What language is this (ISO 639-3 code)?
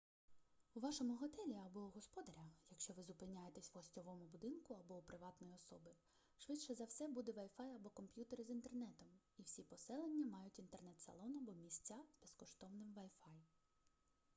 ukr